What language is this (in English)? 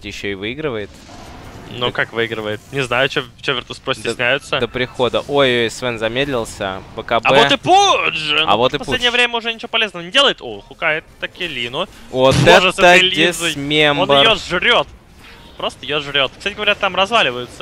Russian